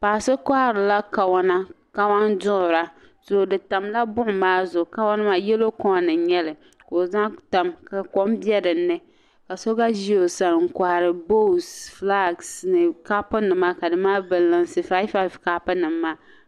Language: Dagbani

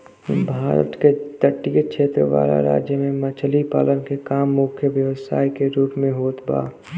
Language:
Bhojpuri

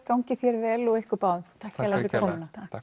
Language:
Icelandic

